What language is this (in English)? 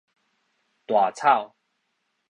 Min Nan Chinese